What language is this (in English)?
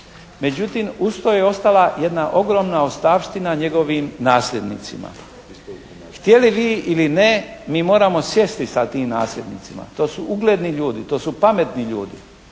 Croatian